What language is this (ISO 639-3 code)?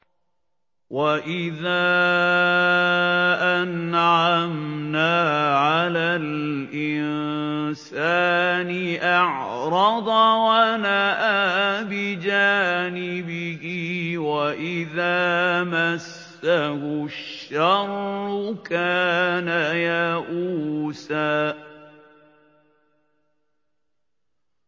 ara